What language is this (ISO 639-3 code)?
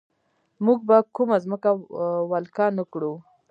pus